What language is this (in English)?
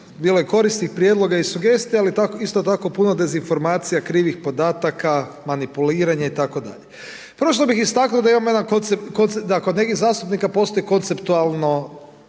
Croatian